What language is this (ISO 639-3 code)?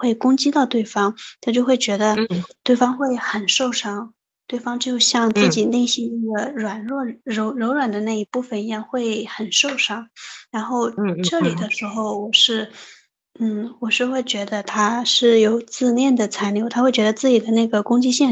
zho